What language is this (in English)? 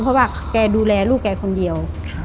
Thai